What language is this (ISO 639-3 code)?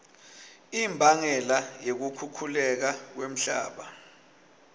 ssw